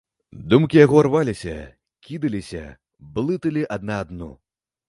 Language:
Belarusian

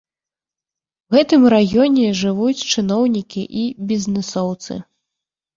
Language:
Belarusian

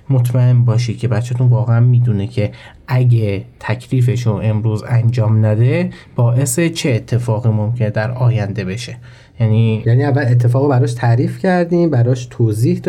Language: Persian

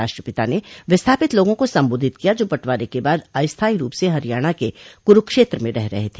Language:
Hindi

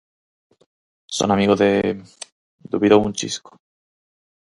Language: Galician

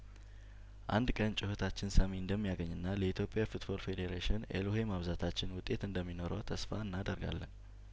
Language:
Amharic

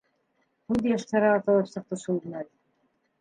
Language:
Bashkir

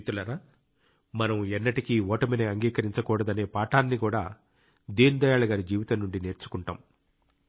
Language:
Telugu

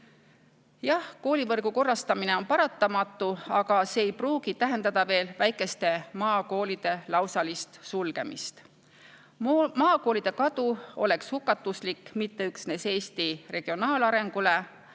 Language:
Estonian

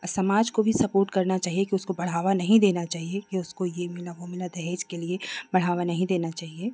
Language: Hindi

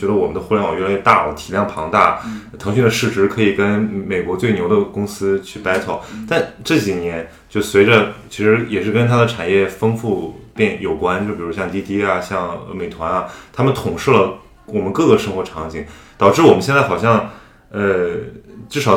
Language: Chinese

